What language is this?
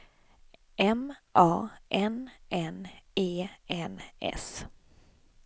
Swedish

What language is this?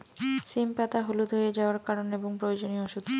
Bangla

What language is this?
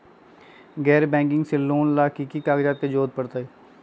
Magahi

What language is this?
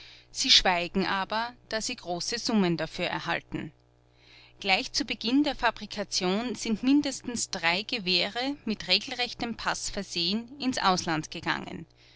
German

